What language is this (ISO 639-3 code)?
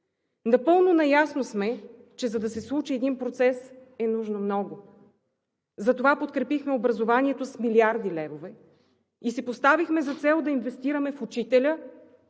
bul